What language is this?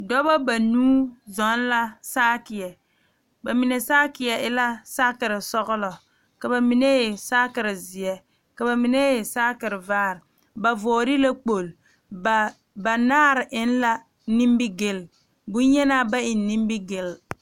Southern Dagaare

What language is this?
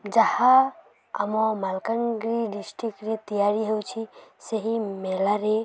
Odia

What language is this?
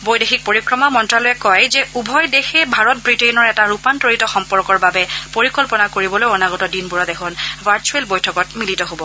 Assamese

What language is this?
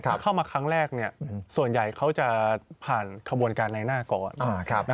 Thai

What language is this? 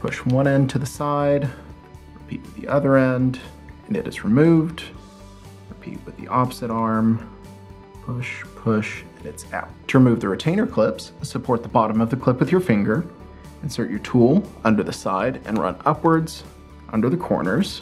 English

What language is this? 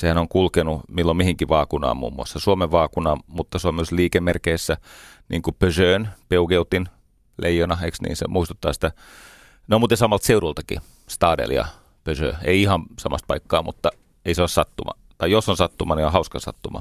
Finnish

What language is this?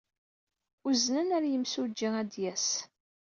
Kabyle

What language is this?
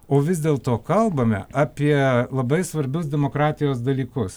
Lithuanian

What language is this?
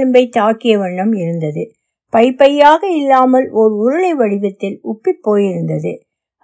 Tamil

